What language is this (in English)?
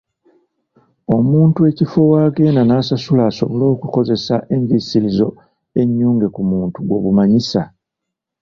Ganda